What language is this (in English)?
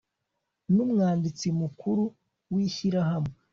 Kinyarwanda